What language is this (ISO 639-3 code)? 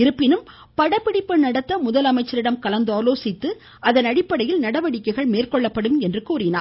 tam